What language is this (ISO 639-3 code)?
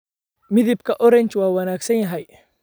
som